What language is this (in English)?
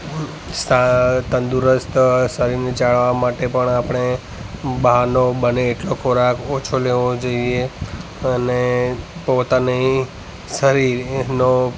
Gujarati